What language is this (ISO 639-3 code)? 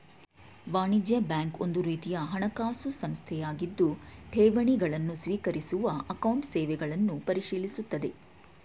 kan